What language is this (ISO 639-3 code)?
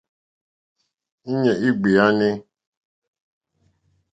bri